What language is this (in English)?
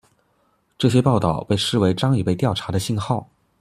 Chinese